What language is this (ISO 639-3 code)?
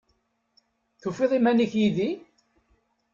kab